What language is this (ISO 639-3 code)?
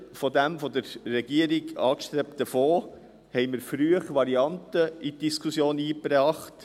gsw